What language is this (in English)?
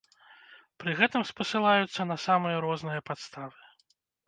Belarusian